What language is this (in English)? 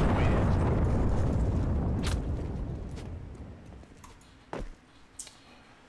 Polish